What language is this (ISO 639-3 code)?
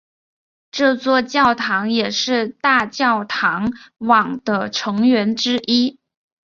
zho